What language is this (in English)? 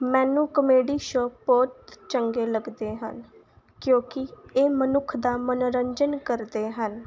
Punjabi